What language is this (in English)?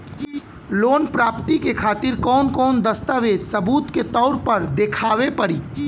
Bhojpuri